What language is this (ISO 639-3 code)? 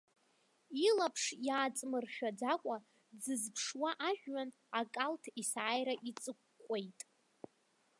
abk